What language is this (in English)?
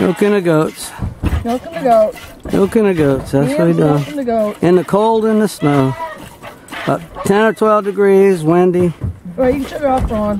English